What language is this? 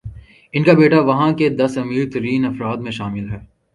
Urdu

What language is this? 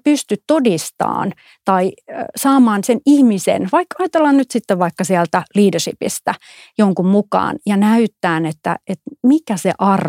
Finnish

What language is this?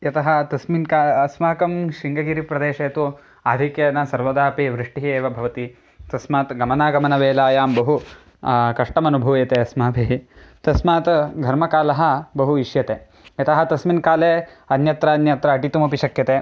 Sanskrit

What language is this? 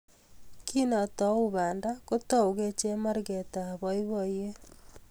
Kalenjin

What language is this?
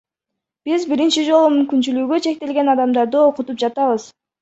Kyrgyz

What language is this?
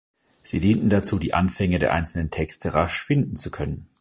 German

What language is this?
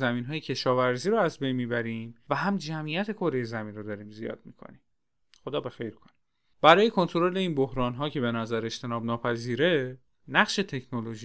Persian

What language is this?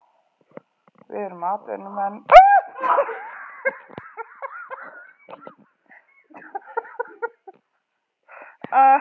Icelandic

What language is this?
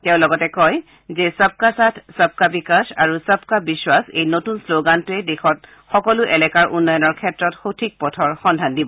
Assamese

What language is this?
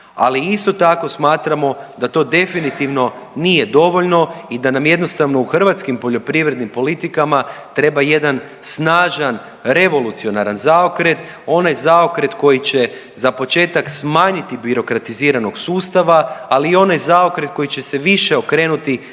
Croatian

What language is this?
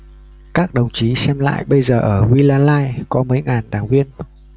Vietnamese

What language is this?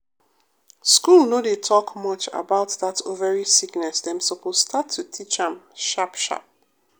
Nigerian Pidgin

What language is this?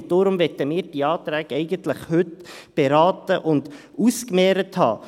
Swiss German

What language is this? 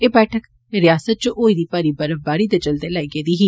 Dogri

